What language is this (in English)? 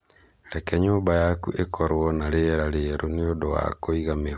Kikuyu